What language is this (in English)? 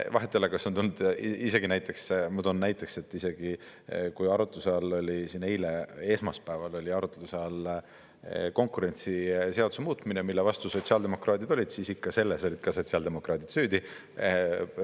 Estonian